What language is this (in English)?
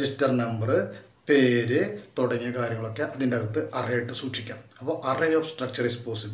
Turkish